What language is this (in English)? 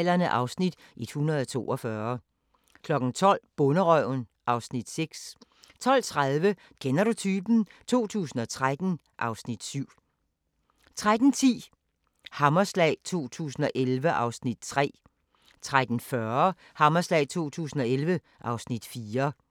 Danish